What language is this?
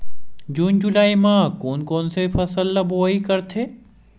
Chhattisgarhi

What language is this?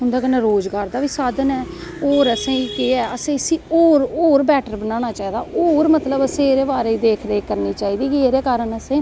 Dogri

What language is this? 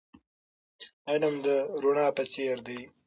Pashto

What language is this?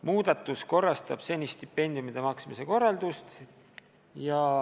Estonian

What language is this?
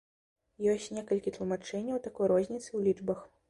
Belarusian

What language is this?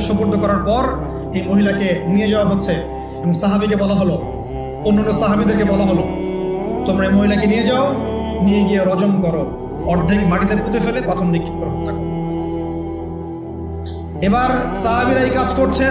Turkish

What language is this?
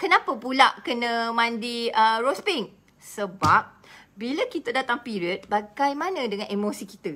Malay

